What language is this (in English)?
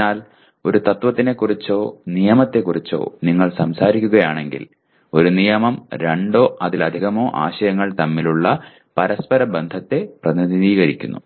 Malayalam